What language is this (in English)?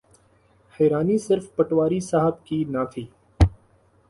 Urdu